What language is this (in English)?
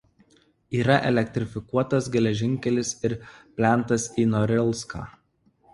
Lithuanian